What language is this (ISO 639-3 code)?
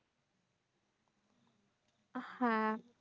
ben